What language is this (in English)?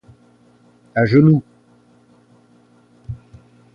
French